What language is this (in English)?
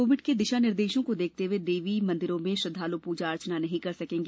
Hindi